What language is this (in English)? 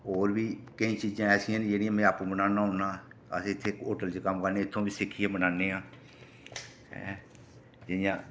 Dogri